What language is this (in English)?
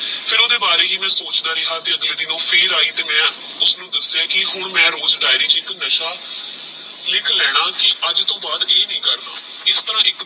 Punjabi